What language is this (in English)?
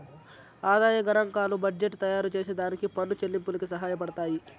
Telugu